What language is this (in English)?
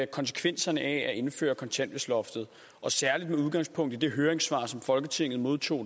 Danish